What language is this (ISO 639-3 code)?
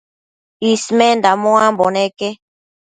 mcf